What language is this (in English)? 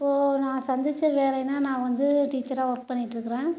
Tamil